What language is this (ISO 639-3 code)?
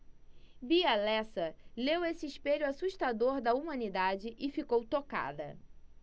por